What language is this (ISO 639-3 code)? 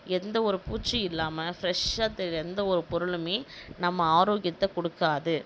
tam